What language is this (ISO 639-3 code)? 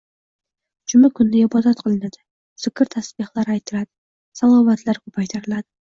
uzb